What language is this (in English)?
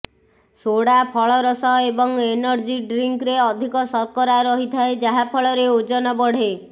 Odia